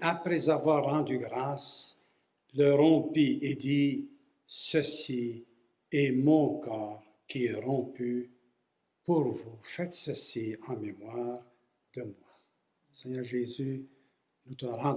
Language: French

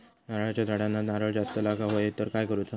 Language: Marathi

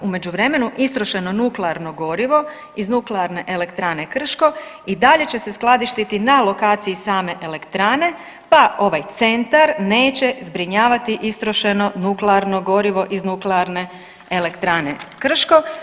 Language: Croatian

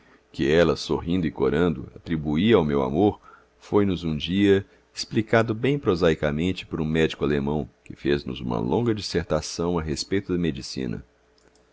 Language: Portuguese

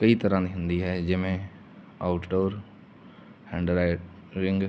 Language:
Punjabi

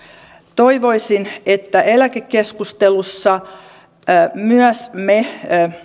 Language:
Finnish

